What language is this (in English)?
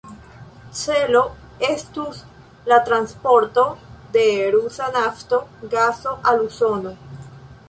Esperanto